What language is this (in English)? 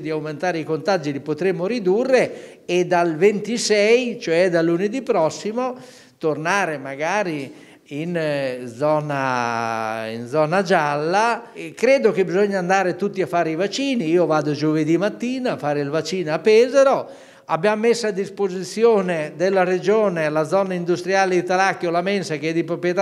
Italian